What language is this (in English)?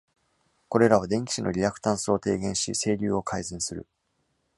Japanese